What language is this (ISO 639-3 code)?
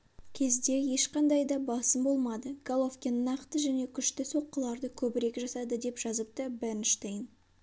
kaz